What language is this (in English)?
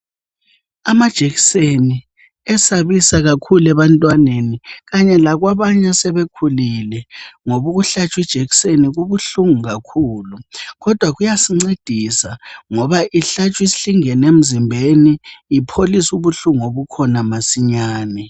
North Ndebele